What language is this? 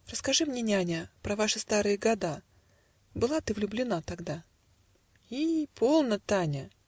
Russian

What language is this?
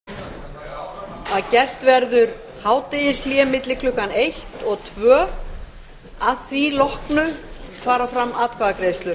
Icelandic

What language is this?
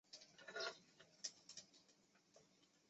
Chinese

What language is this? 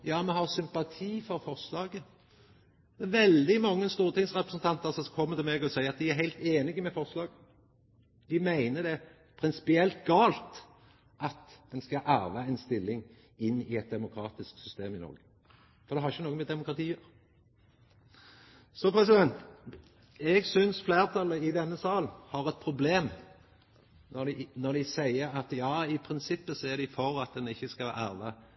Norwegian Nynorsk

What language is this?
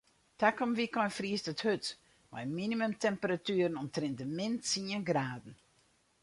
Western Frisian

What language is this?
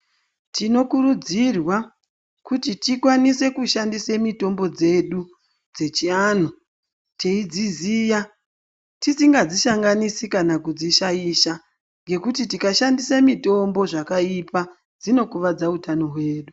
Ndau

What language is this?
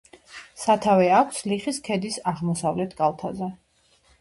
Georgian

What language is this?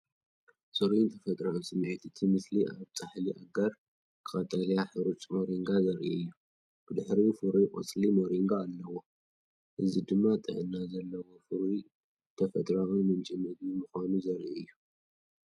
Tigrinya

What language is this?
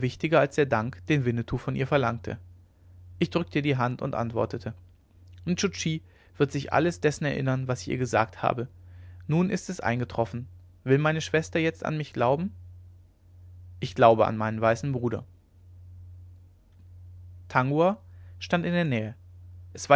German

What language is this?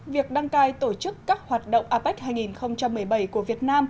Vietnamese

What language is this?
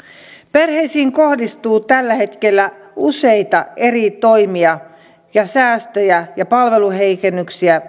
Finnish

